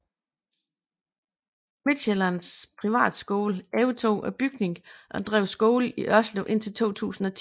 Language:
Danish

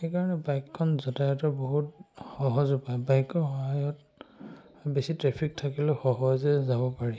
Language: Assamese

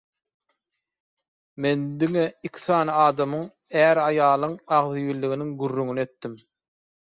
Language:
Turkmen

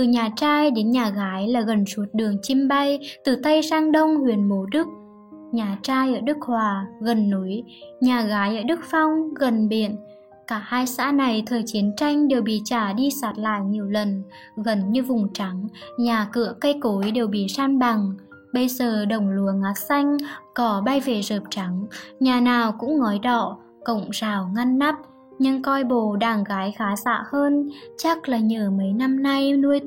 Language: Vietnamese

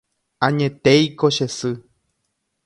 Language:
Guarani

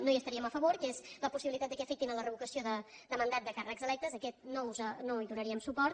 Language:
Catalan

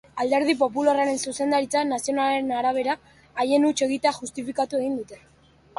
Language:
Basque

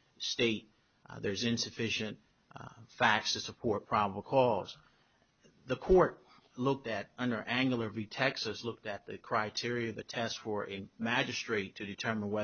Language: English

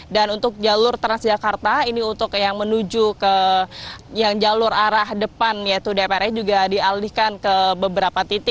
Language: Indonesian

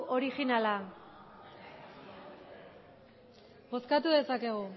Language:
Basque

